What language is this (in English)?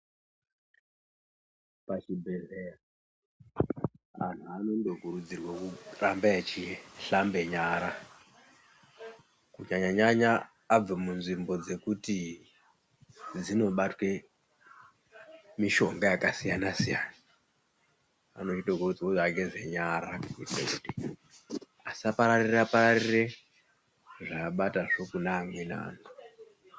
Ndau